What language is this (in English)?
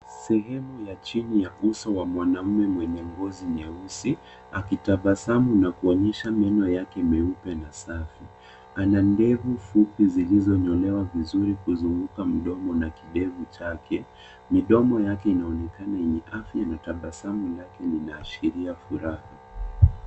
Swahili